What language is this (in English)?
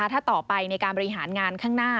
Thai